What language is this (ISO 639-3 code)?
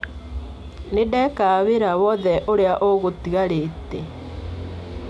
kik